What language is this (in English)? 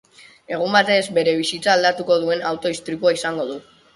Basque